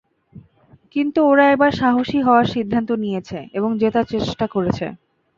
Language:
Bangla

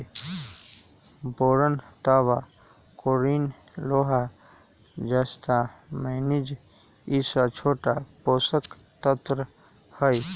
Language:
Magahi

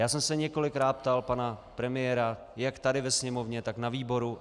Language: Czech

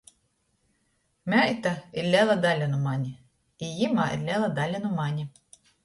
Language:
Latgalian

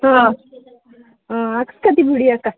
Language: Kannada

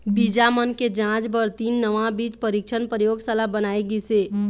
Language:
Chhattisgarhi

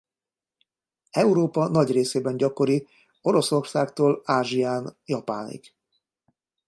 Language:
Hungarian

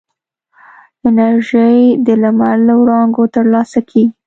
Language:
Pashto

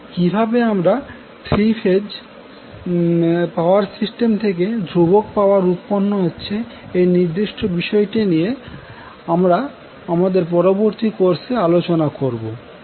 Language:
Bangla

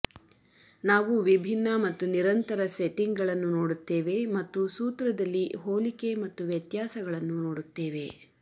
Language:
Kannada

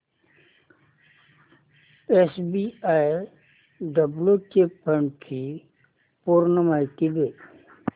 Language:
Marathi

